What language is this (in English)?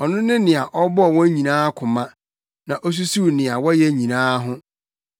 Akan